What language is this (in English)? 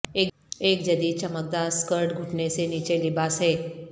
Urdu